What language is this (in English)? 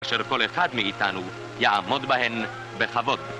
Hebrew